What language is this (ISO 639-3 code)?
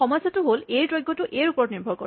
asm